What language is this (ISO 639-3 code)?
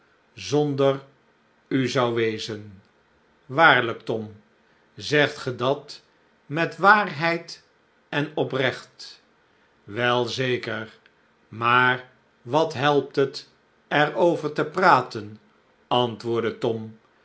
nld